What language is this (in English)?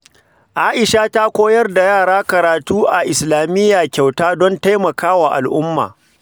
Hausa